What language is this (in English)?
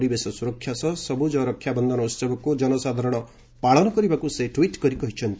Odia